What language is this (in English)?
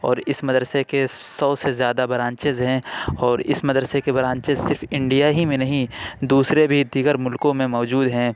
Urdu